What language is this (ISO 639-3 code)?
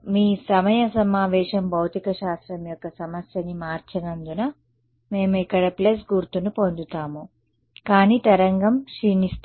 tel